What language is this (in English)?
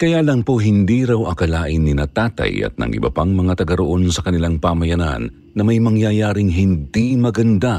Filipino